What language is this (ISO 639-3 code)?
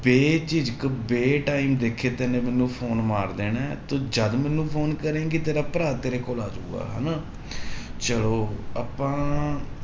pan